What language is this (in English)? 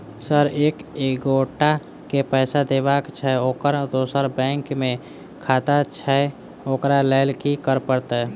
Maithili